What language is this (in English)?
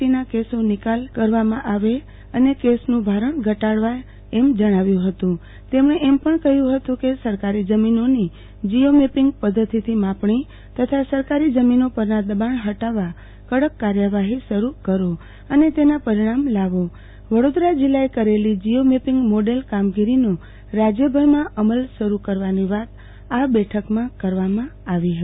Gujarati